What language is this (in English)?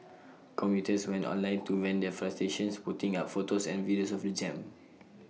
English